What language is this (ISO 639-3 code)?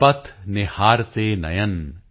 pan